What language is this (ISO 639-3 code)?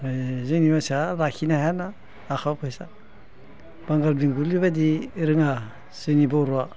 brx